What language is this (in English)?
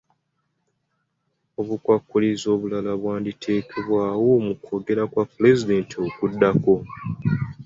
Ganda